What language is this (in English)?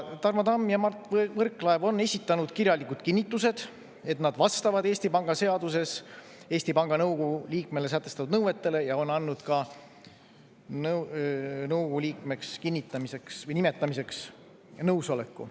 Estonian